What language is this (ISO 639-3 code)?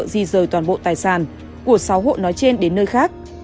vie